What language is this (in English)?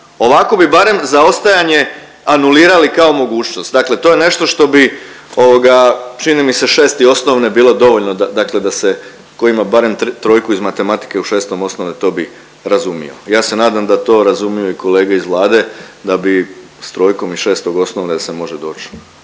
Croatian